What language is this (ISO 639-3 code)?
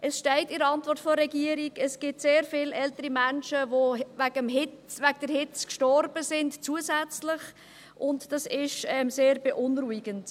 gsw